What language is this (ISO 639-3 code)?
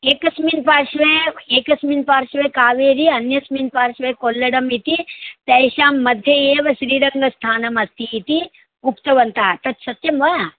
san